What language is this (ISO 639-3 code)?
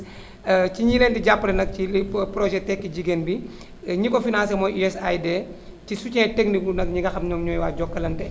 wol